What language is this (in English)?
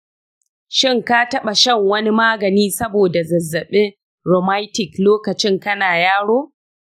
Hausa